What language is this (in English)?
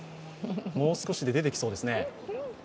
Japanese